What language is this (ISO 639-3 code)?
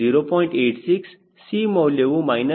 kan